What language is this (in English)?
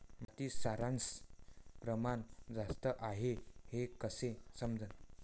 Marathi